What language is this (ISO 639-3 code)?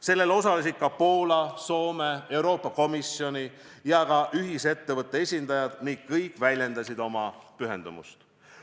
est